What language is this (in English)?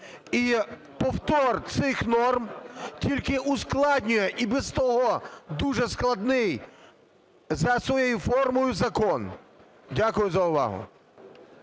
Ukrainian